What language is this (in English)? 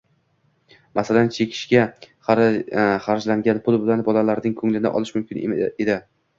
Uzbek